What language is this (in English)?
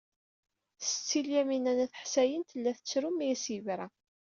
Kabyle